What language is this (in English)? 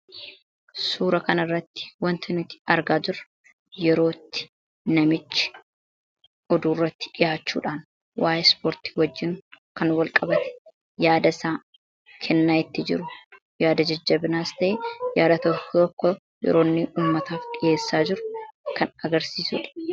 Oromo